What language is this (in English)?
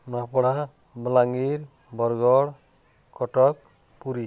Odia